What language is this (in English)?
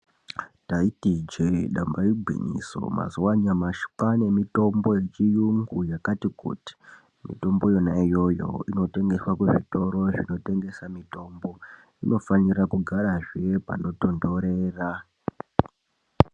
Ndau